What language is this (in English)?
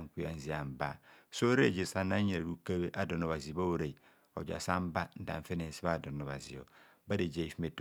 Kohumono